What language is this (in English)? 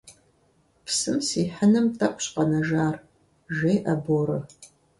Kabardian